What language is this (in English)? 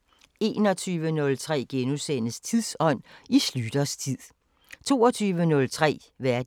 Danish